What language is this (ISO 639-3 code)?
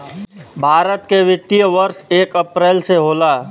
bho